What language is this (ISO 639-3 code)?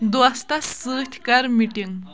kas